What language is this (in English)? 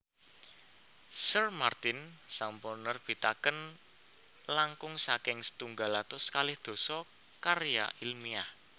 Javanese